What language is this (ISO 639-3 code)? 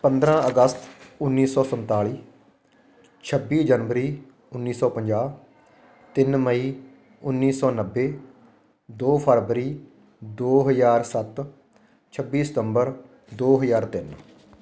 pan